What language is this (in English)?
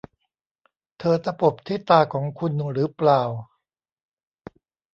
Thai